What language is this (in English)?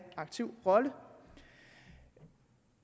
Danish